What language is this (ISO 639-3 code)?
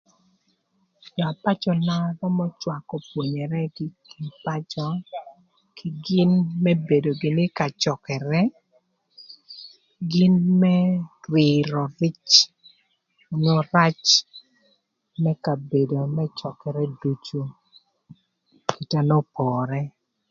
lth